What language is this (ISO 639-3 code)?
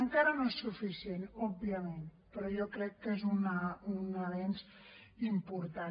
cat